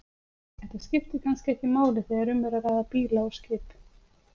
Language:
Icelandic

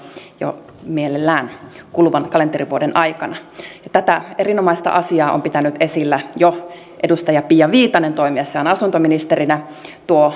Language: Finnish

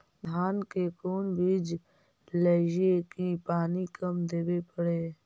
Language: Magahi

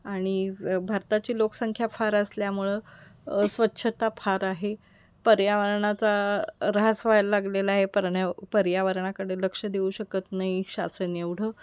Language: Marathi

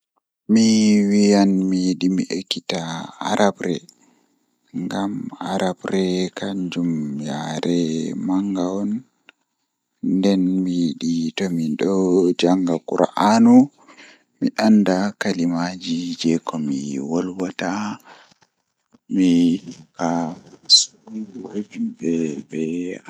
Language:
Fula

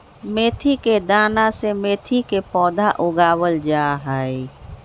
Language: Magahi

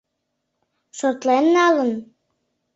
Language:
Mari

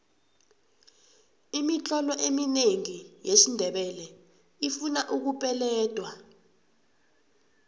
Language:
South Ndebele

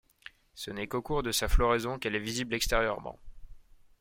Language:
French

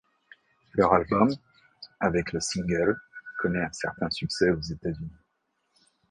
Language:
French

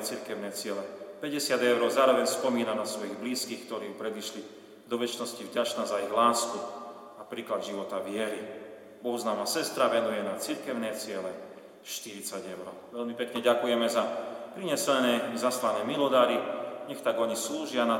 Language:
Slovak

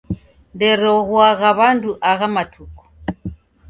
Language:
Taita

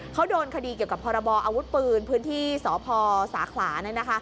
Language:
Thai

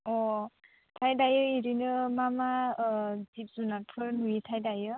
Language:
Bodo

